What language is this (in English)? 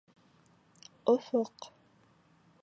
Bashkir